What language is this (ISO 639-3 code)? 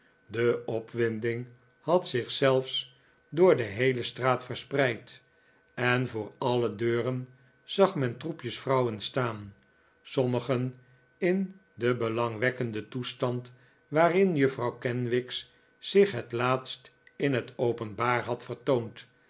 nld